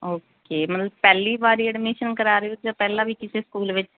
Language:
Punjabi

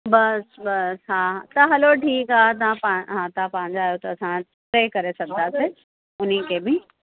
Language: Sindhi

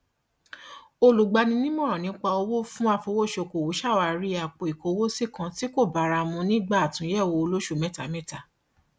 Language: Yoruba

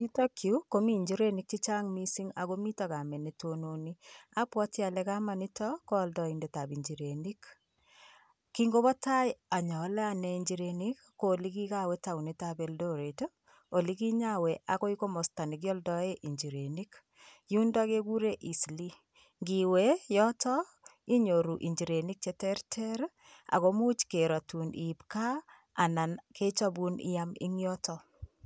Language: Kalenjin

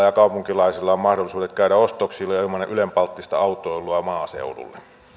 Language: Finnish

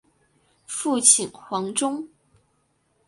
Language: Chinese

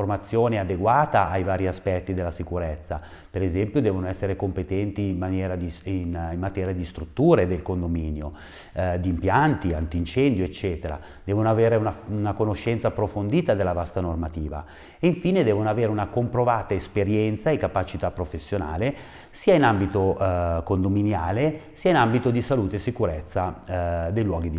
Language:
Italian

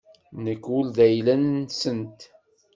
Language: Kabyle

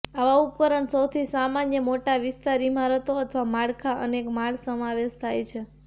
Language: Gujarati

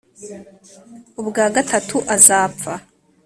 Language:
Kinyarwanda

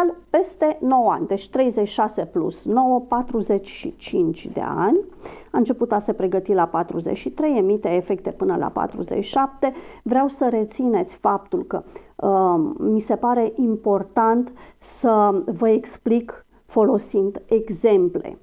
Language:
Romanian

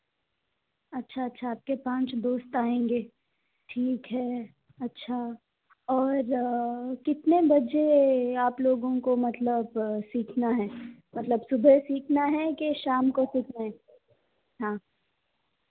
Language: Hindi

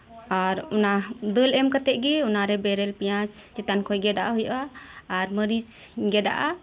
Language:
Santali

